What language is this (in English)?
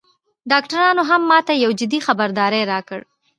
Pashto